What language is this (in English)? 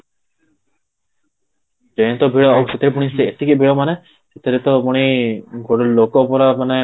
Odia